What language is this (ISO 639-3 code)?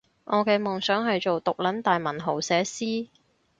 yue